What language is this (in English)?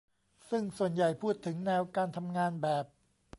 Thai